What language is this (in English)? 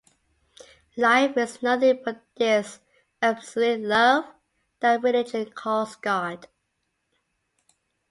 English